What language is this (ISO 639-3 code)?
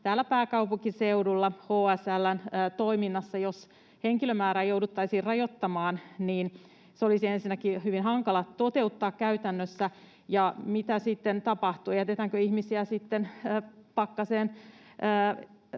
fin